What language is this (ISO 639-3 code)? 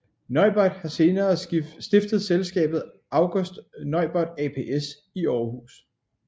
dan